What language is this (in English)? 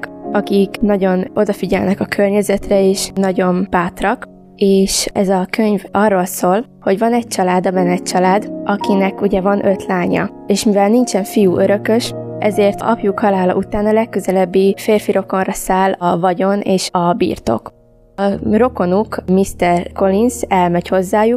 Hungarian